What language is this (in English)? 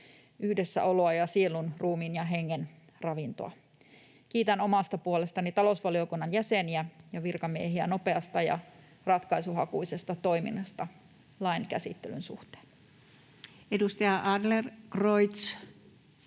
Finnish